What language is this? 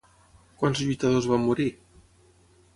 Catalan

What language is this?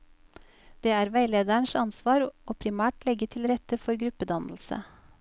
Norwegian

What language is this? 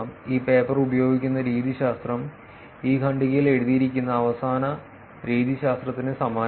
Malayalam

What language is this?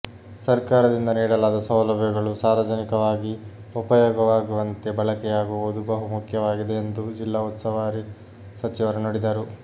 Kannada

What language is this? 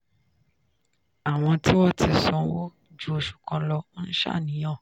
Yoruba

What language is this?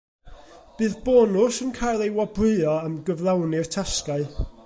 Welsh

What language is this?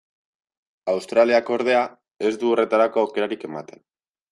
Basque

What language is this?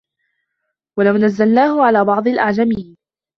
Arabic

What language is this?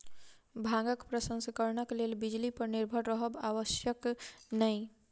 Maithili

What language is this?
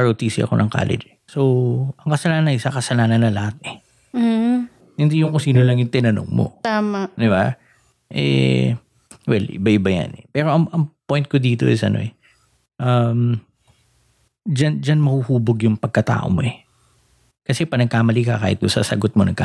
Filipino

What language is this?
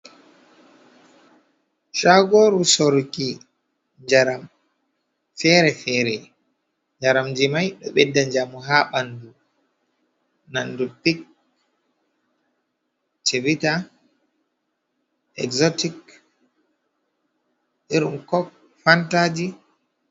Fula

